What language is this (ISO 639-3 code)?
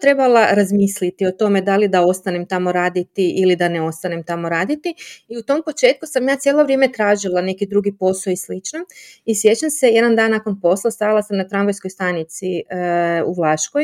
hrv